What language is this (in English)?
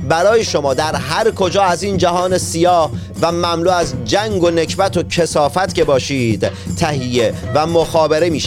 Persian